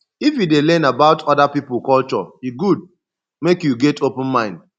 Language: Nigerian Pidgin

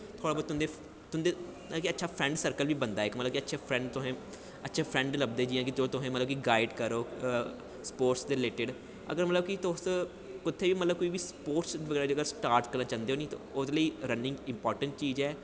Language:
Dogri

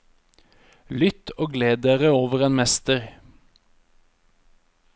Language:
Norwegian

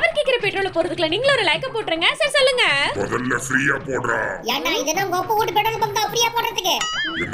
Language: Turkish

